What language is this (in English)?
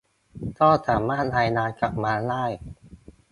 Thai